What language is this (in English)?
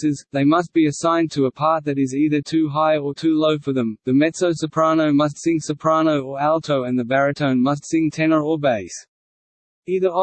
English